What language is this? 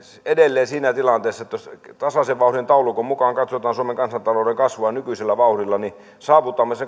Finnish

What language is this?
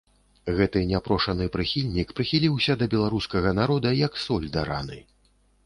Belarusian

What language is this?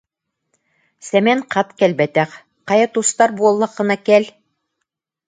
Yakut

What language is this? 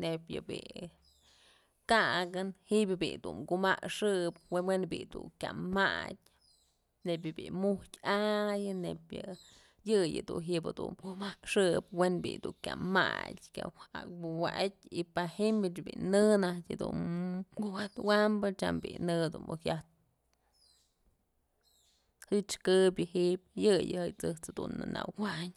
Mazatlán Mixe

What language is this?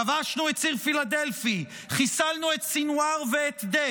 Hebrew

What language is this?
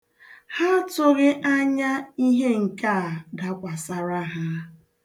Igbo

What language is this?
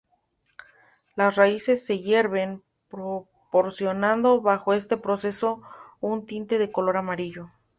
Spanish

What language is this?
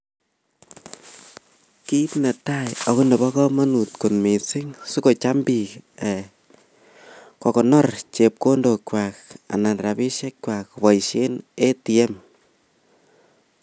Kalenjin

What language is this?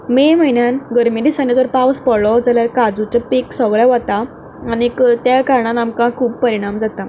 Konkani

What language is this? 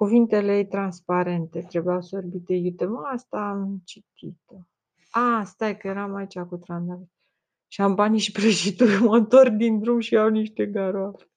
Romanian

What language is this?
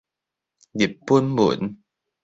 Min Nan Chinese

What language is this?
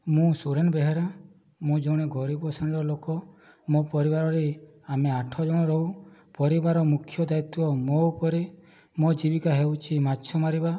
Odia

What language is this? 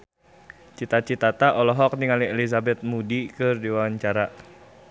Sundanese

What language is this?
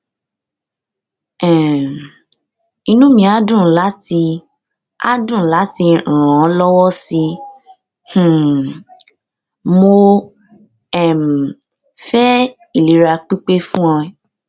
Yoruba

